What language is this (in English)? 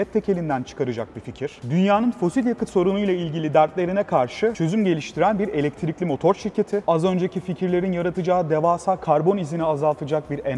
Turkish